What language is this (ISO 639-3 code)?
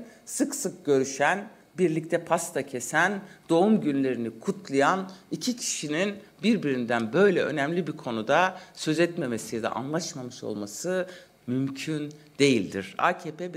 tur